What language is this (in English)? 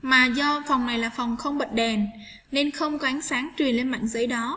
Vietnamese